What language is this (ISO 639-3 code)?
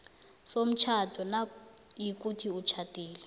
nbl